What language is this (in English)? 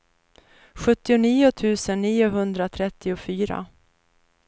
Swedish